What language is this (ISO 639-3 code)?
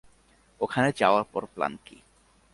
ben